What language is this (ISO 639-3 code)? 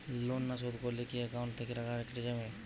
ben